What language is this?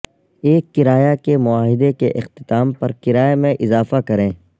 Urdu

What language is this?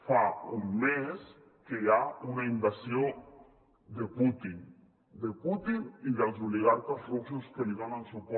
Catalan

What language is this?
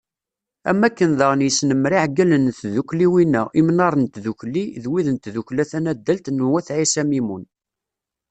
Kabyle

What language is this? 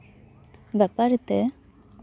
Santali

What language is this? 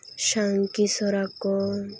Santali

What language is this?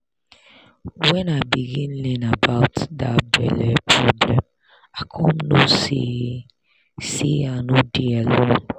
Nigerian Pidgin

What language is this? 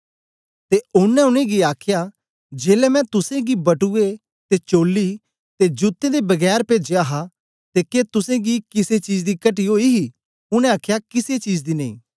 Dogri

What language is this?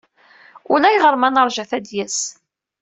Kabyle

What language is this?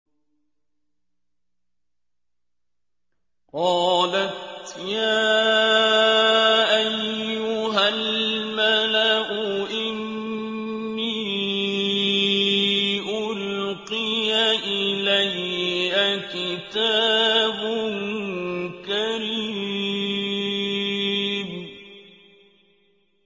Arabic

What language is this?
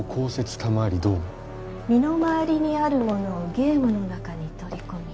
Japanese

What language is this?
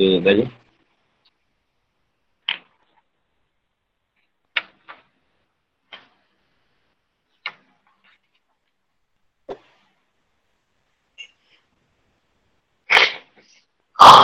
Malay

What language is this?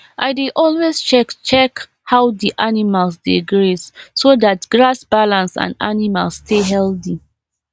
Nigerian Pidgin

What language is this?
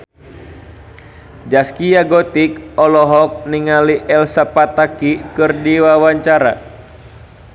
Sundanese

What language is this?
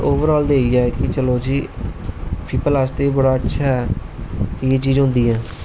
Dogri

